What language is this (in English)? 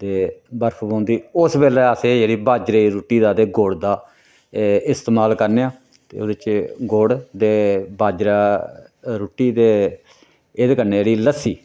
Dogri